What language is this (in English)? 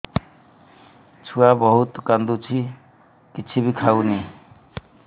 Odia